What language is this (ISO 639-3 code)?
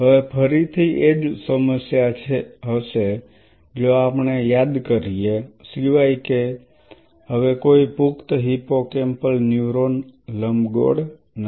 guj